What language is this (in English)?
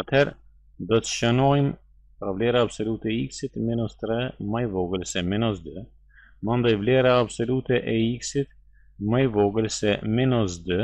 Romanian